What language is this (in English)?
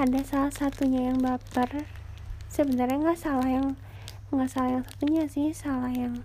Indonesian